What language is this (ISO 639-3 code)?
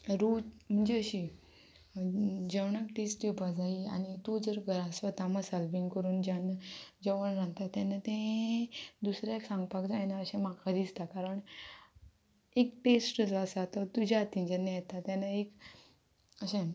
kok